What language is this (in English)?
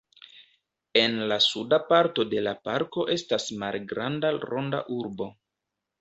Esperanto